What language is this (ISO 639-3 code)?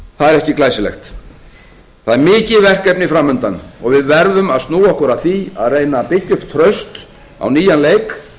isl